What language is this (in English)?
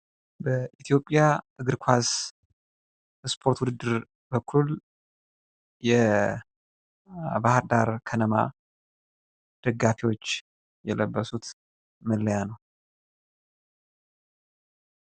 Amharic